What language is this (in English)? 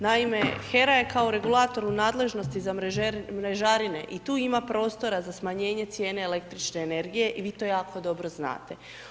Croatian